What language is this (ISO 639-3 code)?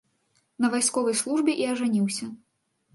bel